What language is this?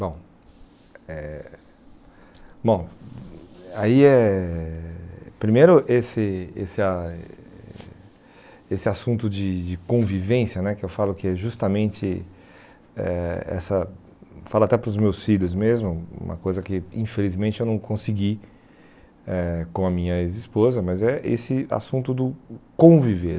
Portuguese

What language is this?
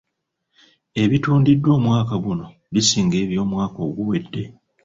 Ganda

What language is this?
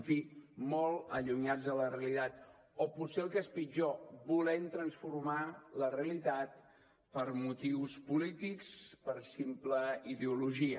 Catalan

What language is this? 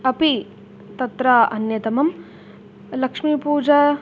Sanskrit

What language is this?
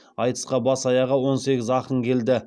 Kazakh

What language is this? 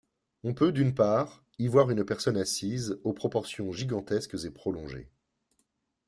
French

